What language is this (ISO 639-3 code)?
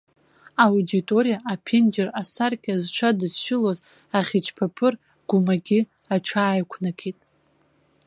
abk